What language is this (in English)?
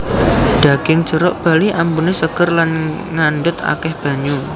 Javanese